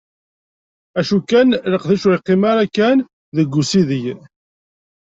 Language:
Kabyle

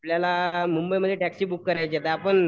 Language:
Marathi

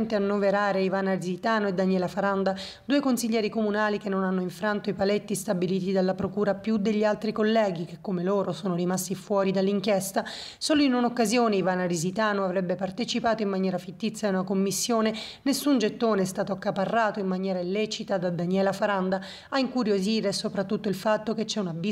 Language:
Italian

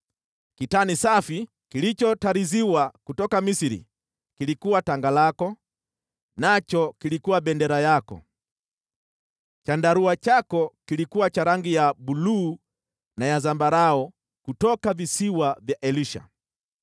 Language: Swahili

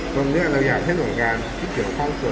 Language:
Thai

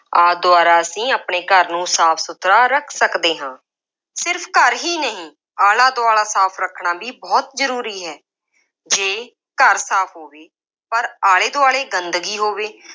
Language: Punjabi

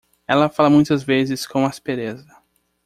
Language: Portuguese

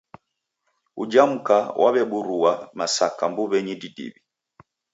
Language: Taita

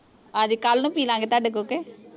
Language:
Punjabi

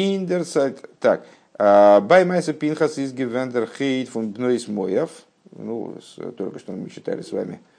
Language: Russian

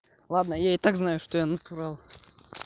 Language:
Russian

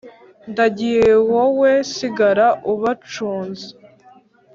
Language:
Kinyarwanda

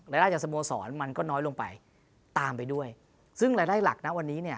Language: Thai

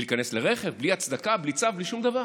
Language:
Hebrew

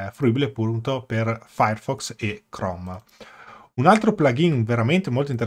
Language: Italian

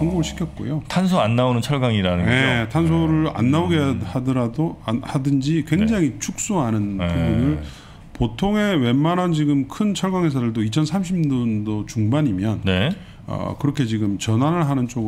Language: Korean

